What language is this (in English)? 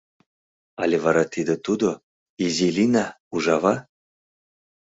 Mari